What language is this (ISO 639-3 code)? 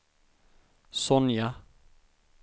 swe